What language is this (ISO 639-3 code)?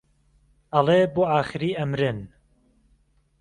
ckb